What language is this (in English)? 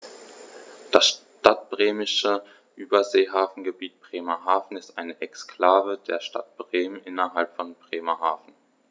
German